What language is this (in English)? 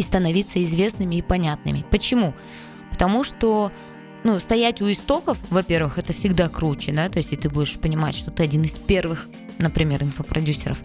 Russian